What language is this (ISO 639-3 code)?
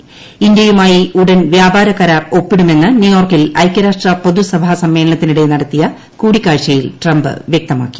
mal